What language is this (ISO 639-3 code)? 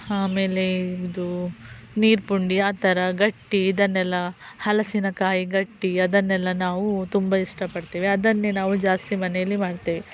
kan